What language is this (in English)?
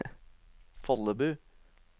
Norwegian